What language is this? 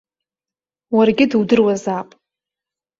Abkhazian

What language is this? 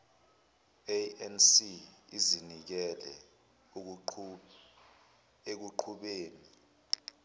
Zulu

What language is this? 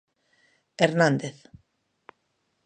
Galician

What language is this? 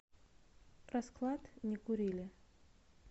Russian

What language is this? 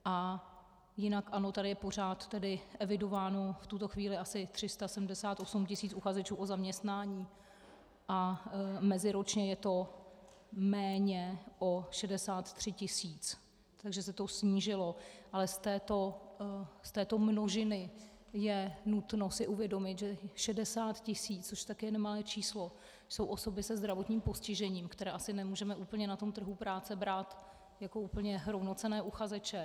Czech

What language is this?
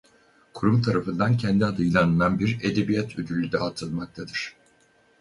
Turkish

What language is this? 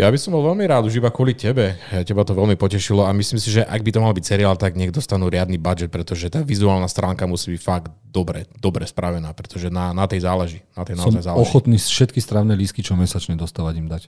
Slovak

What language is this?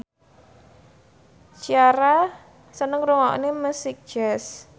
Javanese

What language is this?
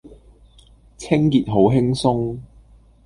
Cantonese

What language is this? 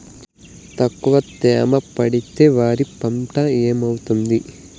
Telugu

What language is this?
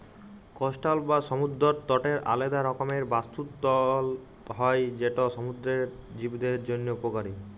Bangla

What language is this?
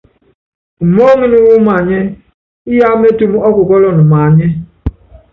Yangben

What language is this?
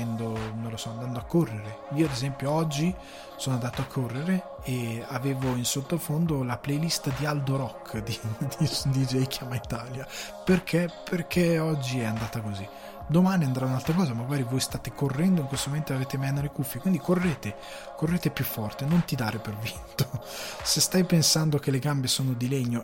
Italian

